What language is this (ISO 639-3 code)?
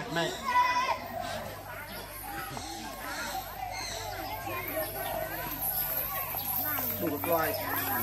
vie